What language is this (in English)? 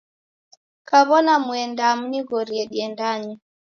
Taita